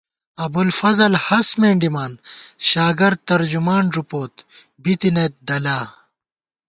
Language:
Gawar-Bati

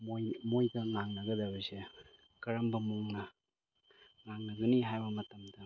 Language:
Manipuri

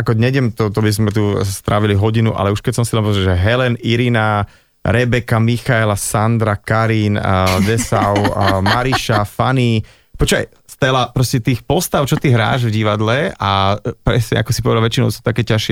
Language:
Slovak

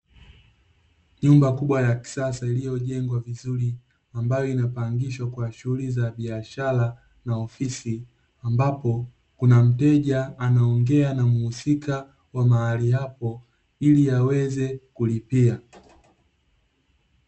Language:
Swahili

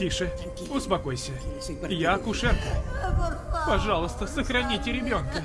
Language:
Russian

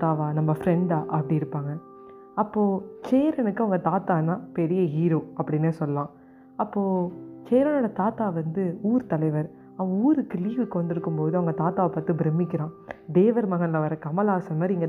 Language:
Tamil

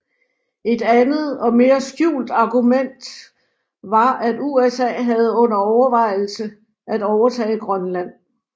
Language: Danish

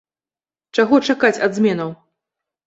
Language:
Belarusian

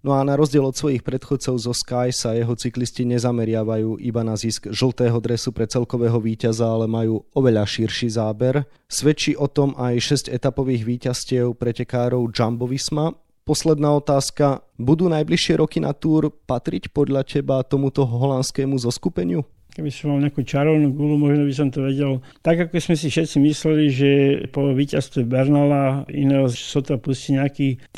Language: Slovak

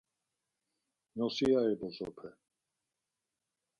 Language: Laz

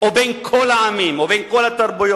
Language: Hebrew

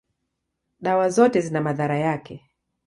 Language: Swahili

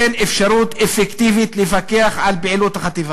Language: Hebrew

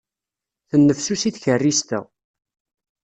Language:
Kabyle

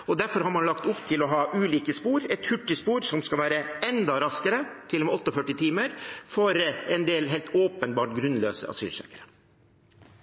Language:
Norwegian Bokmål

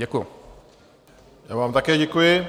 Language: Czech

